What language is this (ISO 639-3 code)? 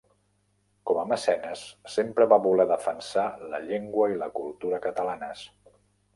cat